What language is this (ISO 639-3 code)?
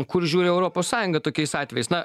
lit